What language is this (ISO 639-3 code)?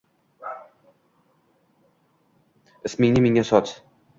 uzb